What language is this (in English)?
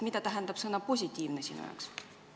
Estonian